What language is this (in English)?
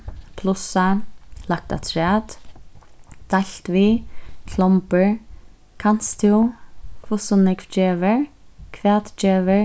Faroese